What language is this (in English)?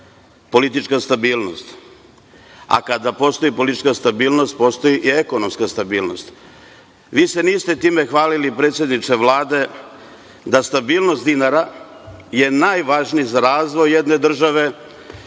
Serbian